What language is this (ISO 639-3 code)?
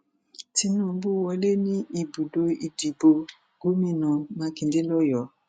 yor